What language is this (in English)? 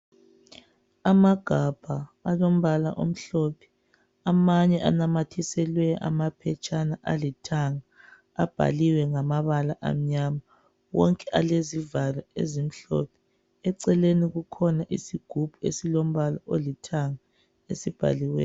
North Ndebele